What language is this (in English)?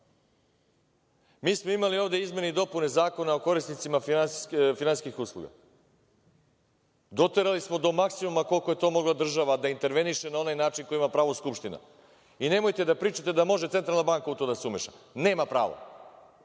Serbian